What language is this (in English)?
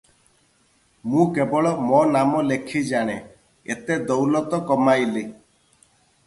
Odia